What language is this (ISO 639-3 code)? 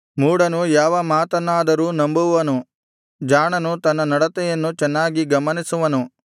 kan